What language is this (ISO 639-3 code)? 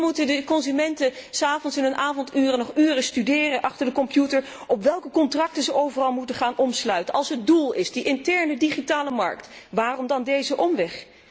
nld